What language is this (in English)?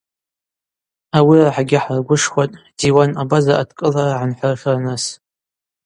Abaza